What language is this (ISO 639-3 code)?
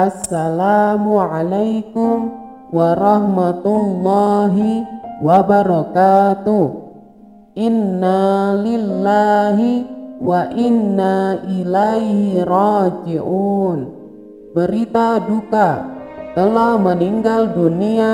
ind